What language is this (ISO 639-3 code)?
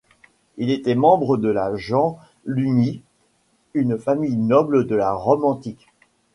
fra